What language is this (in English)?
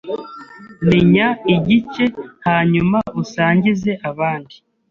Kinyarwanda